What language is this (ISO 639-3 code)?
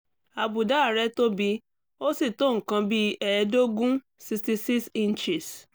yor